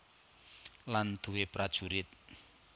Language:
Javanese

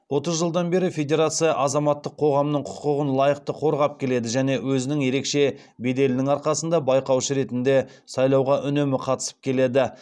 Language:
Kazakh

